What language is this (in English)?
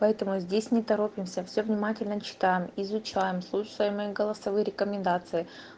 Russian